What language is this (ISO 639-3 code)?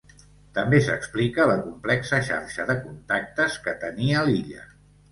cat